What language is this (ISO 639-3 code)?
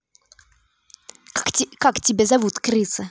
rus